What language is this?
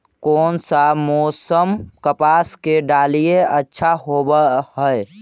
Magahi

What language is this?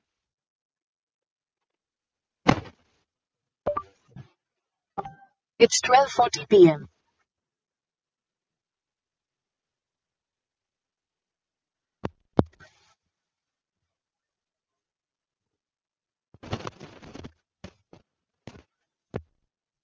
Tamil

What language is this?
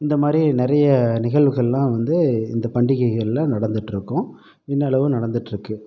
Tamil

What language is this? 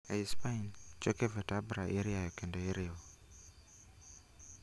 Luo (Kenya and Tanzania)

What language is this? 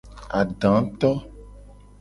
Gen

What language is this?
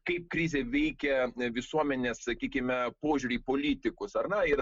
Lithuanian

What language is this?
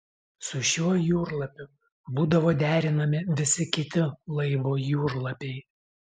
Lithuanian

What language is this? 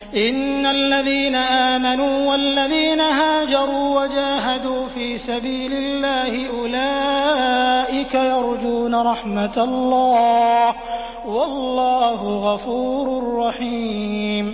Arabic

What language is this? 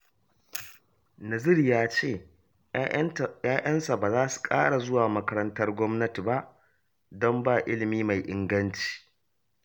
Hausa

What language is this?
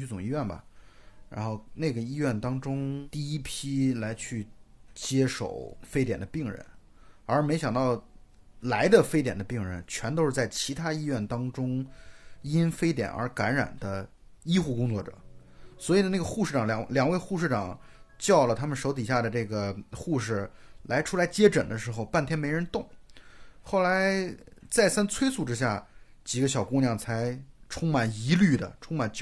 Chinese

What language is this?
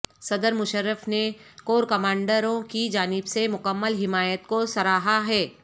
Urdu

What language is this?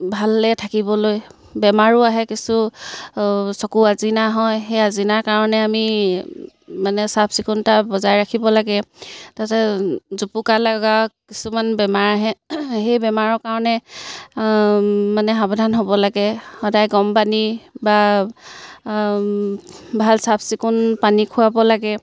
Assamese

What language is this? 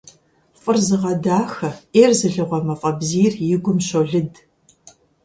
Kabardian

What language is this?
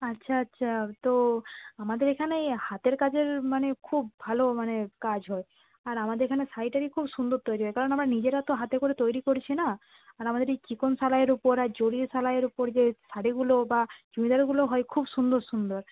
Bangla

